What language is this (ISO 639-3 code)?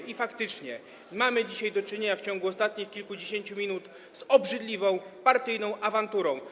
pol